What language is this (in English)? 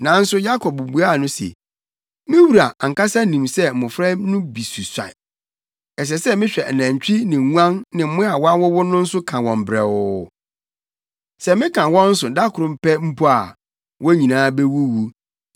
Akan